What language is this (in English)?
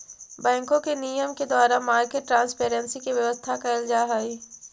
Magahi